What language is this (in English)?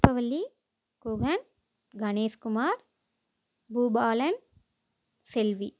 Tamil